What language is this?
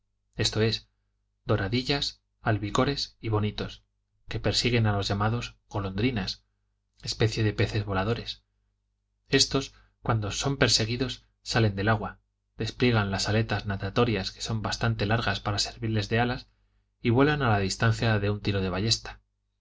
Spanish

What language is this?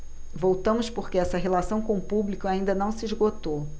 Portuguese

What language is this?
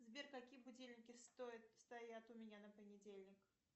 Russian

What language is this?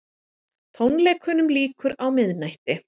Icelandic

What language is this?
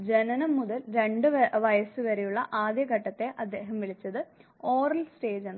Malayalam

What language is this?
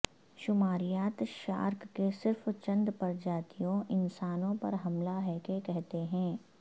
Urdu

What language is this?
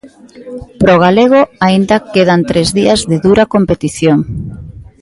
Galician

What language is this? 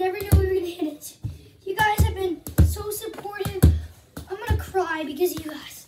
English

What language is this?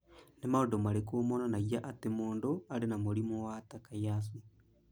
Kikuyu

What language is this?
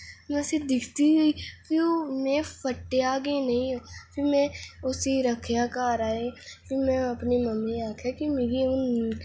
Dogri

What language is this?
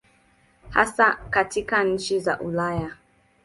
Swahili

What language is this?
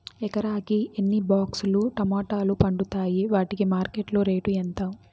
Telugu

